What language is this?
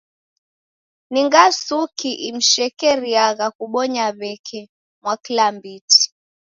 Taita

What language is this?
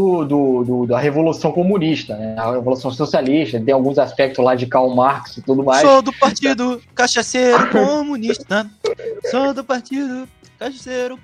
Portuguese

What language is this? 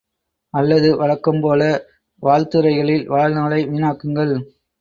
Tamil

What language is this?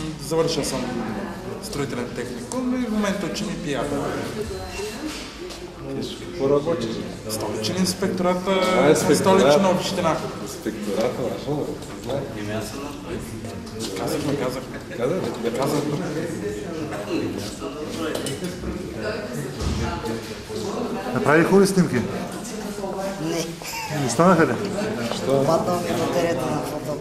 Bulgarian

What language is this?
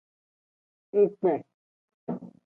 Aja (Benin)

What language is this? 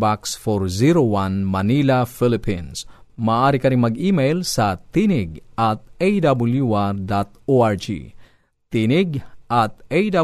Filipino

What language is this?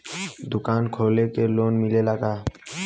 Bhojpuri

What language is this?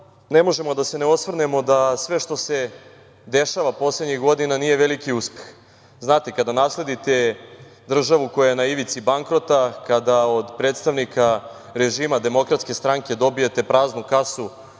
Serbian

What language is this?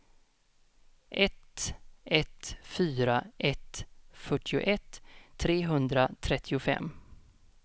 Swedish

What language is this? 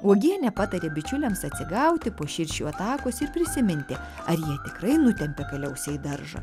Lithuanian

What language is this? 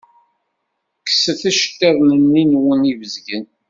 Kabyle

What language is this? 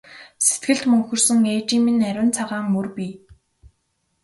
Mongolian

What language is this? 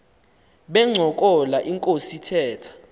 Xhosa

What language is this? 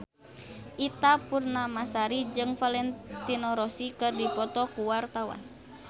Sundanese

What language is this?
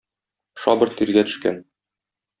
Tatar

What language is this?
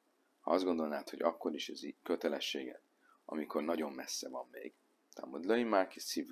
Hungarian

